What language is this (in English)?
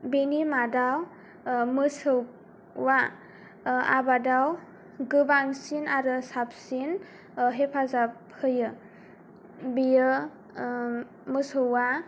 Bodo